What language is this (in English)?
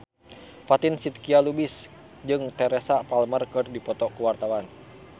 Sundanese